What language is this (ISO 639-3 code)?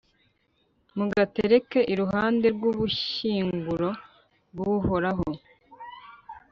kin